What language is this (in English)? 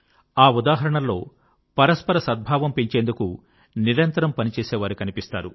Telugu